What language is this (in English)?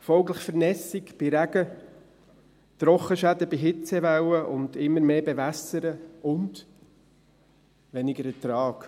Swiss German